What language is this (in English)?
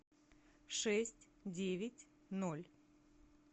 Russian